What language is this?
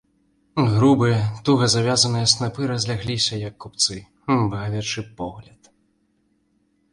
Belarusian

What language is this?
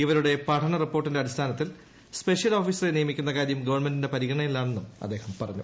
Malayalam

